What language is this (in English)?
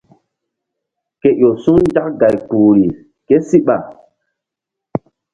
Mbum